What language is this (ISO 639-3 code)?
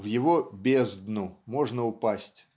rus